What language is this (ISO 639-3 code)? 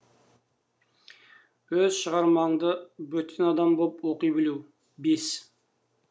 kaz